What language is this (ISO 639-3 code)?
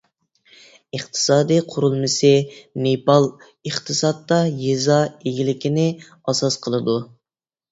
uig